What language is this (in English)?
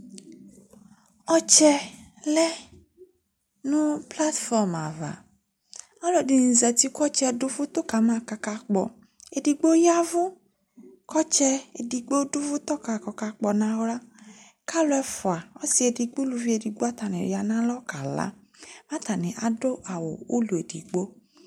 Ikposo